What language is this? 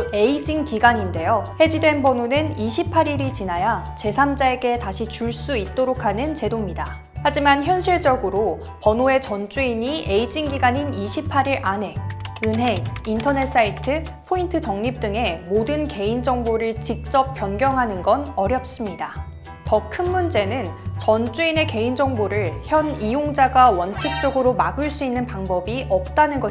Korean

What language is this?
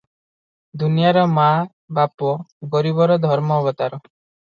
Odia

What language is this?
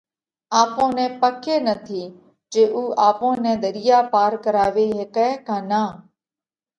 Parkari Koli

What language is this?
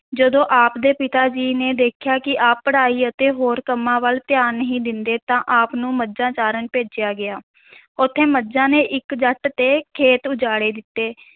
Punjabi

